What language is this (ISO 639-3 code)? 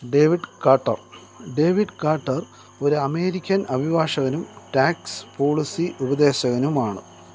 mal